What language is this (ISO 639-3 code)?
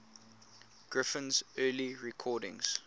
eng